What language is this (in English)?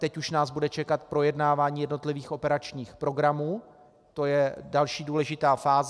Czech